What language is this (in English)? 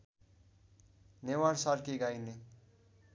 Nepali